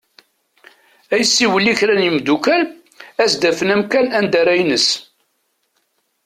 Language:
Kabyle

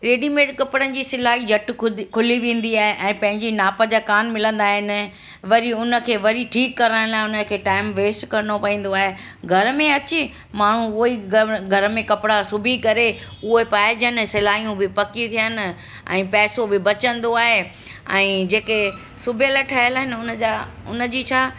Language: Sindhi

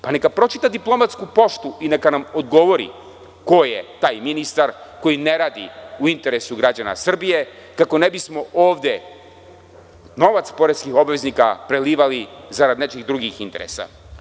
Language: Serbian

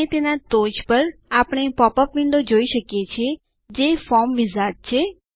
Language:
Gujarati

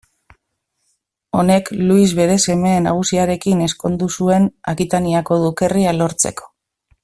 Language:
Basque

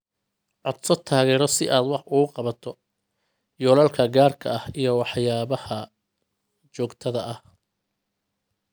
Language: Somali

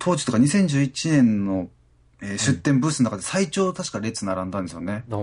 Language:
Japanese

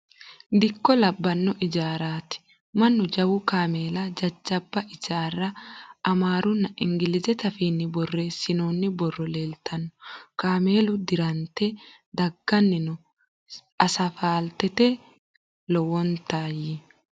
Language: Sidamo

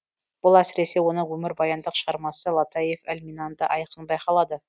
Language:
Kazakh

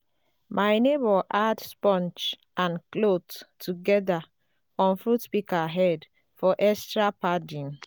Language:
Nigerian Pidgin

